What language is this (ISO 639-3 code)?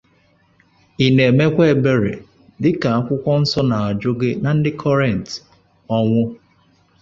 ibo